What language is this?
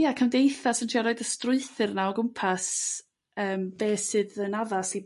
Welsh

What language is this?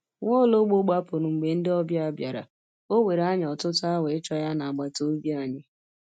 Igbo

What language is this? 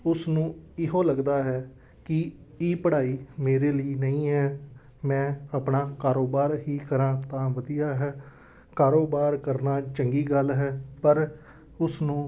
Punjabi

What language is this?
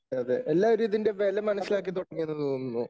Malayalam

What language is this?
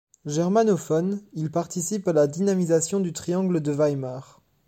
French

